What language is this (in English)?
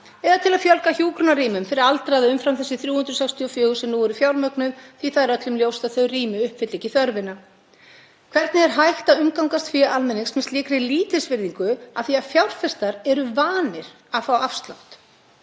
Icelandic